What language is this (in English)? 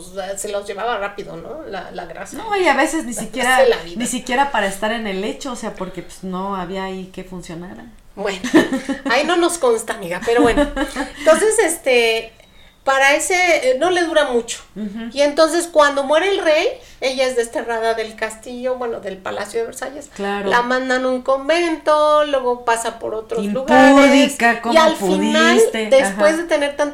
Spanish